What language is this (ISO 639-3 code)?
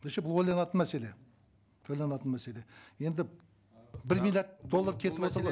kaz